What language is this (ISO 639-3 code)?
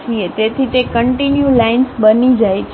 guj